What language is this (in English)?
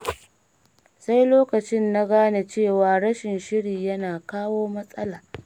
Hausa